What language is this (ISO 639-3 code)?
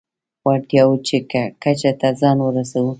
pus